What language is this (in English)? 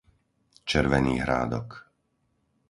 Slovak